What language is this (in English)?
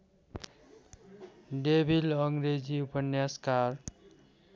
Nepali